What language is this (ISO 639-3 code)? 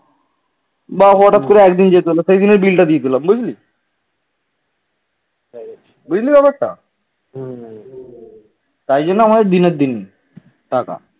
ben